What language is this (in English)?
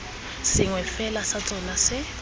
Tswana